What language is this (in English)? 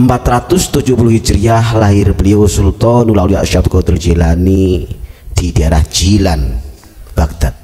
Indonesian